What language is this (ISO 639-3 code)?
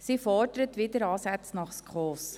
gsw